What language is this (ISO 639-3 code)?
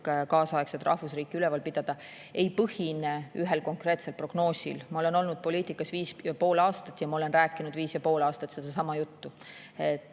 est